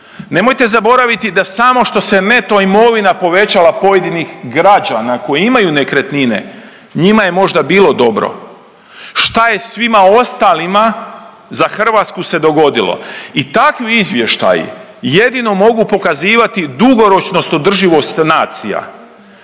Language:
Croatian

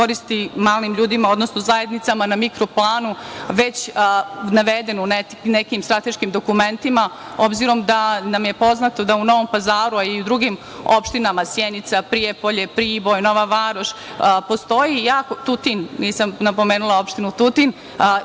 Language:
Serbian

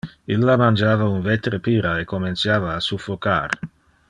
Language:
Interlingua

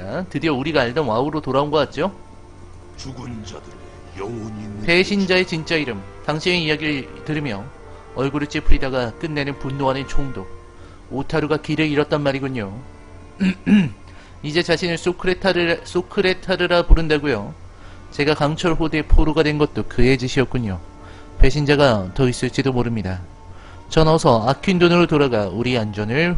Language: Korean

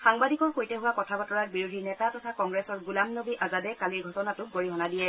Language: Assamese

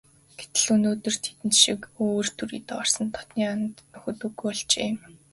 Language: Mongolian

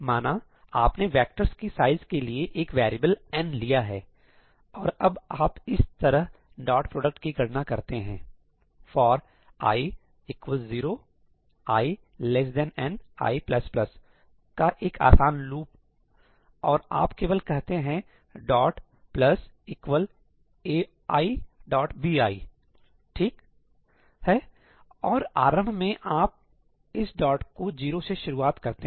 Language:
Hindi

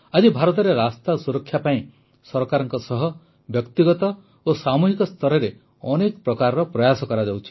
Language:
Odia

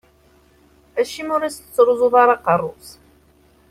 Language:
Kabyle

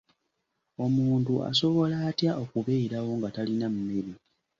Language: Ganda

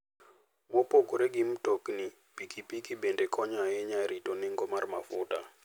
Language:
Luo (Kenya and Tanzania)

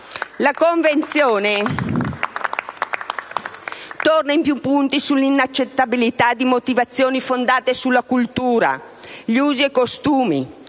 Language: Italian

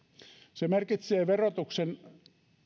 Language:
Finnish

